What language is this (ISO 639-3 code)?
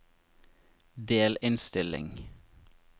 nor